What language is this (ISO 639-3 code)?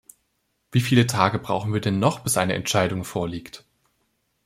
deu